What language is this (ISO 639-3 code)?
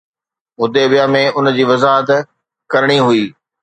snd